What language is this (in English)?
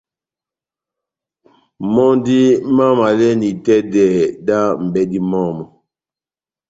Batanga